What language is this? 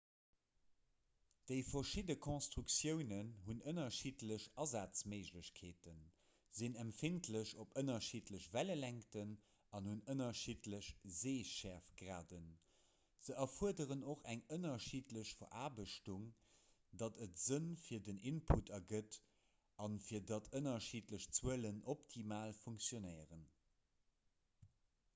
Luxembourgish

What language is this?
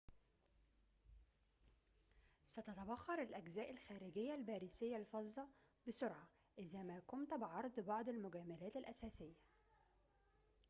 Arabic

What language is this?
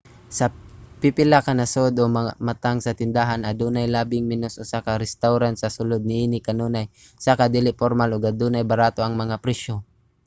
Cebuano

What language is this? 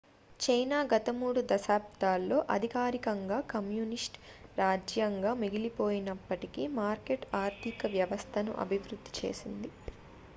Telugu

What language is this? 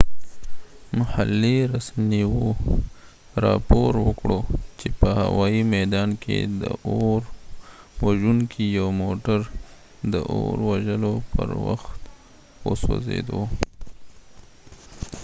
Pashto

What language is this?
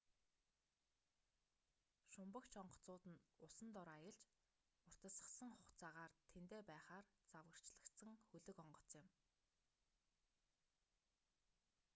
Mongolian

